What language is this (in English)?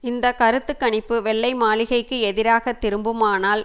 Tamil